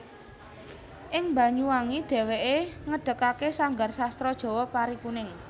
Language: Javanese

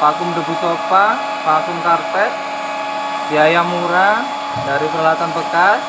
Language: Indonesian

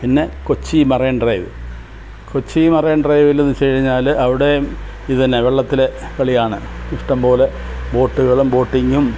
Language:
Malayalam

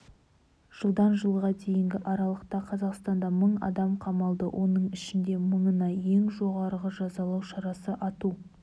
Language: Kazakh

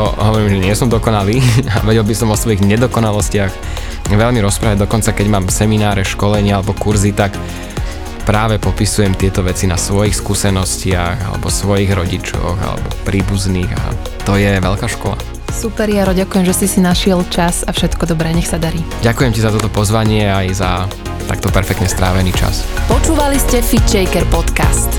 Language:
Slovak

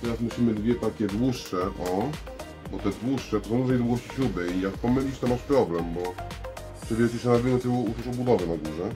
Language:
Polish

